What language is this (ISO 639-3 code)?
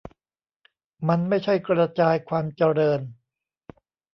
tha